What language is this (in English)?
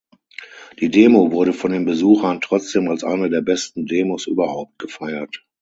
German